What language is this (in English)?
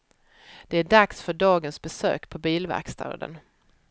Swedish